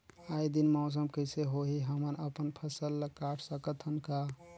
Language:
Chhattisgarhi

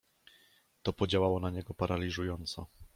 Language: Polish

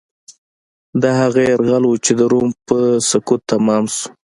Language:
Pashto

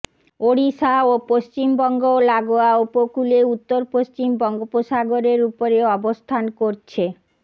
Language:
Bangla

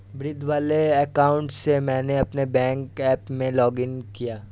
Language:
Hindi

